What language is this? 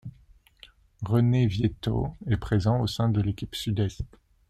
French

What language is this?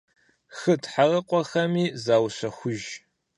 Kabardian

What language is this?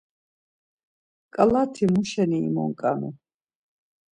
Laz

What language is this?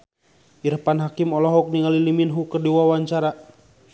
Sundanese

